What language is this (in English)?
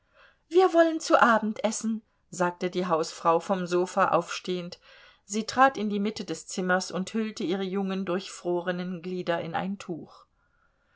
German